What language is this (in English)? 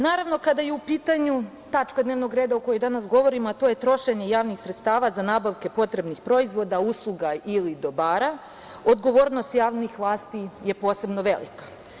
Serbian